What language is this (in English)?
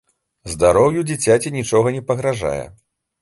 Belarusian